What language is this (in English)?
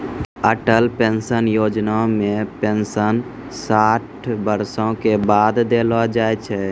Maithili